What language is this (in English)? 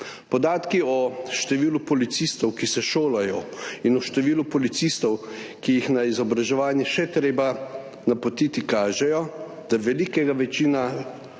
Slovenian